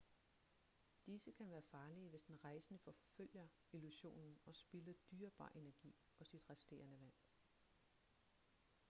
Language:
Danish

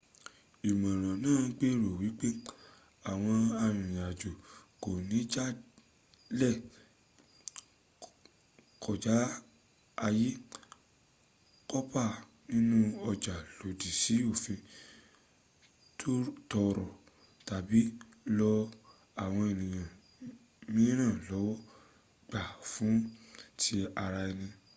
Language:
Yoruba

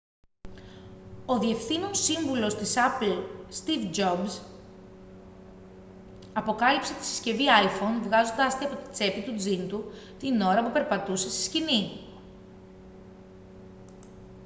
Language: Greek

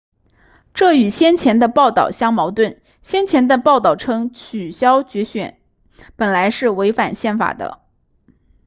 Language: Chinese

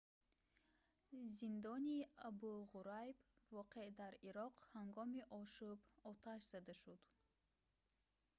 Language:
Tajik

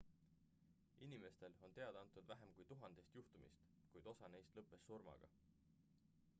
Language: Estonian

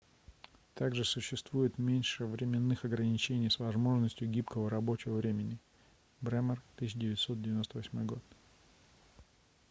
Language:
Russian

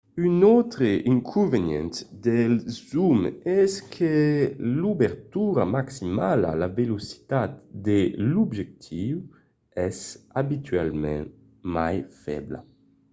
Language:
Occitan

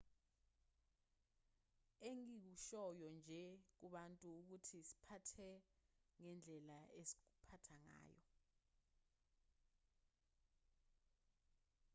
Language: Zulu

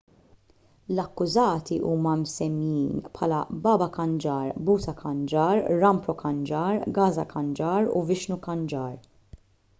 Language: Maltese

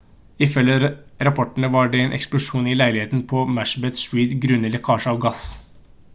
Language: Norwegian Bokmål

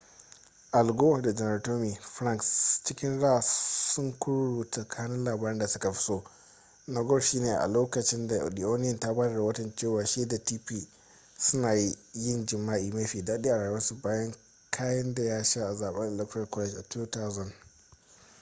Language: Hausa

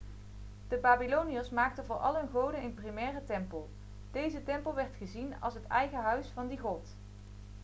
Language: Dutch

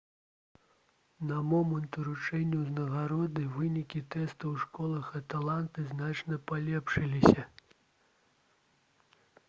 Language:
Belarusian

